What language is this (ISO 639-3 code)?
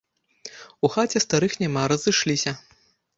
bel